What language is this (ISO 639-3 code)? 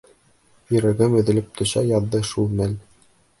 bak